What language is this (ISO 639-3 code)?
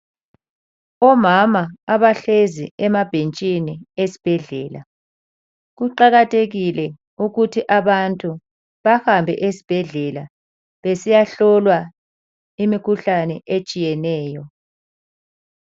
nde